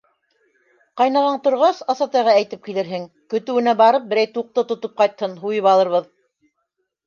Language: Bashkir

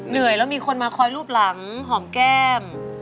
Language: Thai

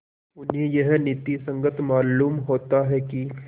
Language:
Hindi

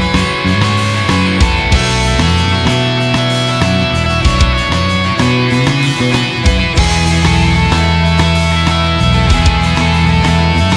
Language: Indonesian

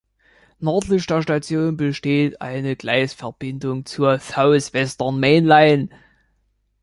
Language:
German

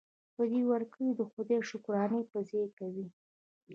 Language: Pashto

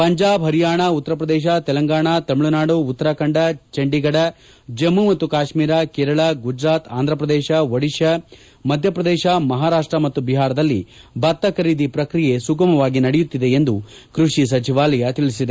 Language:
Kannada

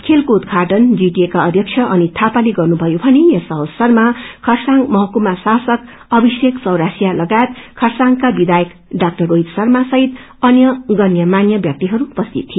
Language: Nepali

